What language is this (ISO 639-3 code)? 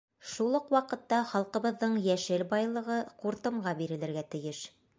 bak